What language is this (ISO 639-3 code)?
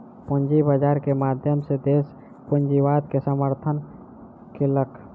mai